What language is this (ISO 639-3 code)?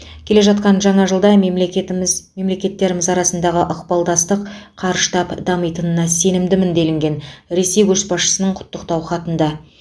kaz